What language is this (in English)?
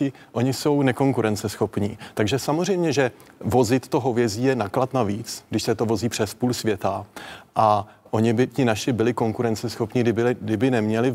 Czech